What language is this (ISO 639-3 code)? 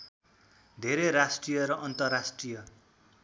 nep